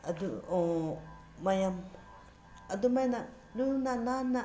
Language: Manipuri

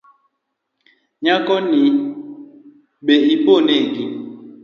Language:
Luo (Kenya and Tanzania)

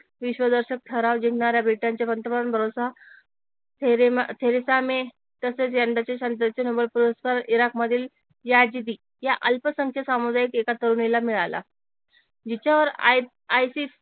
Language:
Marathi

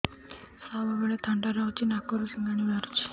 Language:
Odia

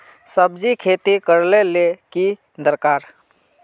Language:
Magahi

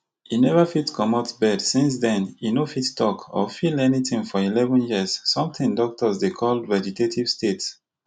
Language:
Nigerian Pidgin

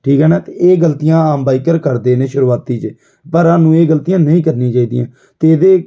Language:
Punjabi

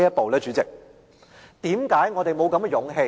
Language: Cantonese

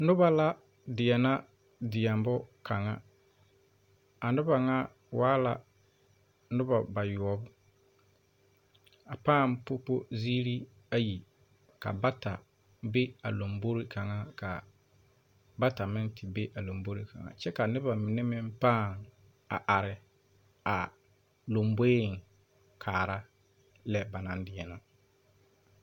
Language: Southern Dagaare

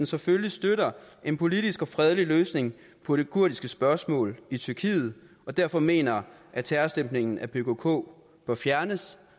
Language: Danish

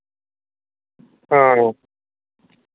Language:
Dogri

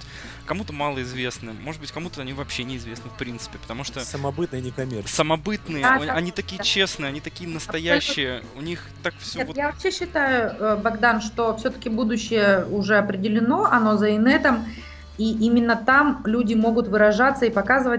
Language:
Russian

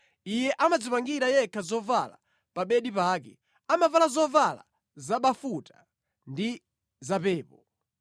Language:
Nyanja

